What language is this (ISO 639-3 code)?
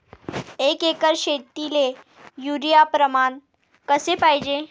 mar